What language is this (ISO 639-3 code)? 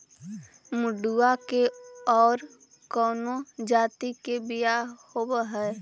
mag